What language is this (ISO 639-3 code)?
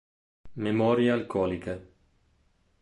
ita